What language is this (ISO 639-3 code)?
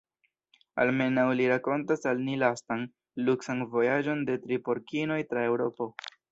epo